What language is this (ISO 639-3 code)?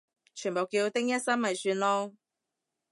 yue